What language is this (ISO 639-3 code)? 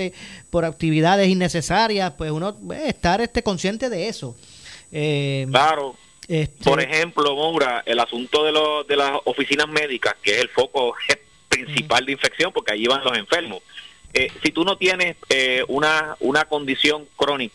spa